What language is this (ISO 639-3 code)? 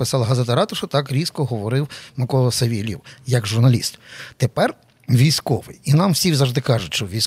ukr